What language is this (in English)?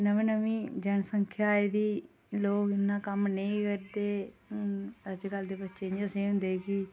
Dogri